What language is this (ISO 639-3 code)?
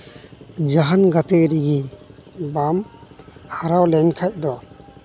sat